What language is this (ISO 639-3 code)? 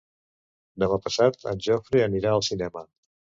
cat